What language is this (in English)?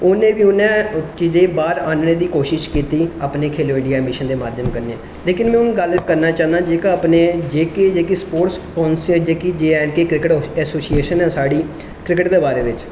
Dogri